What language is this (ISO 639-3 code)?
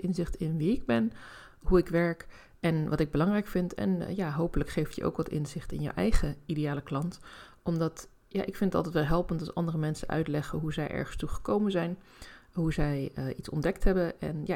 nld